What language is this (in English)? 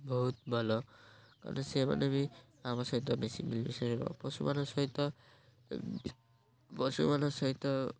Odia